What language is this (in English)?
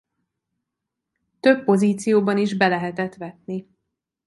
Hungarian